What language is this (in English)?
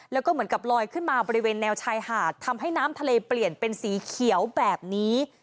Thai